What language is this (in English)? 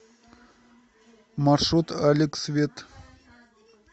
Russian